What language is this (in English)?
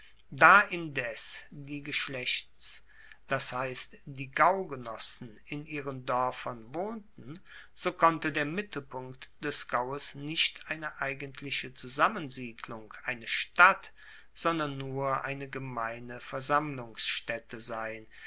German